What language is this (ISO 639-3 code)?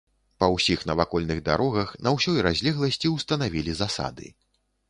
bel